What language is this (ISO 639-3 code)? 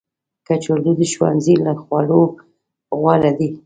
pus